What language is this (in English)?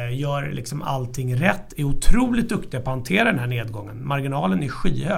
Swedish